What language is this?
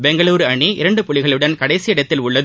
Tamil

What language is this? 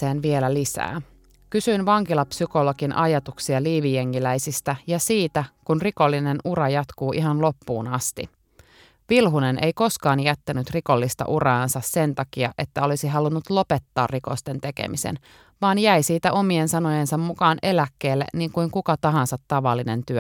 Finnish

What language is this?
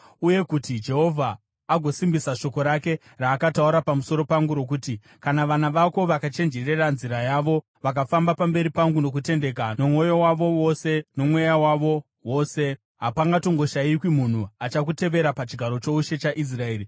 Shona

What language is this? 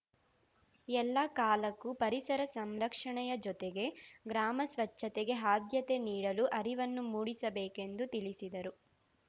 Kannada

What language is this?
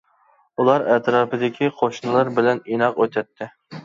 Uyghur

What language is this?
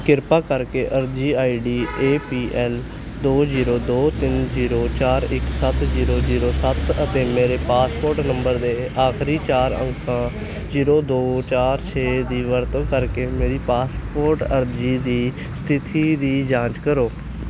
Punjabi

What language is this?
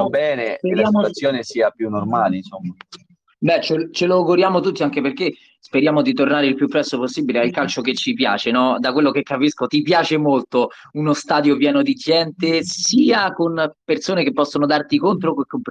Italian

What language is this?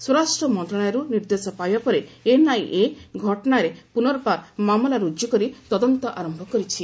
Odia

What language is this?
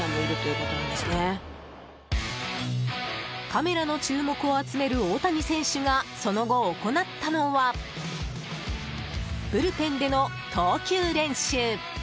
Japanese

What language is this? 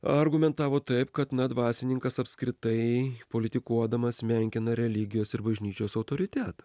Lithuanian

